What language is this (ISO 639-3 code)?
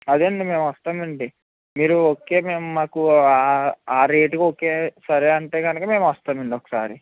tel